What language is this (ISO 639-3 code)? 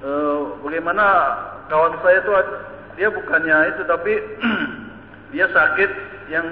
ind